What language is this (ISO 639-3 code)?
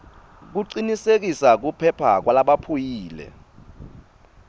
ssw